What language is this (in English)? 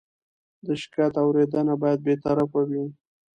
Pashto